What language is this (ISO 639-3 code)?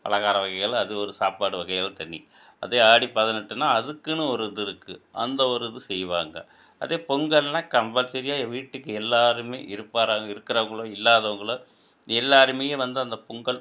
tam